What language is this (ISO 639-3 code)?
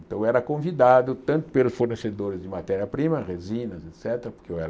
por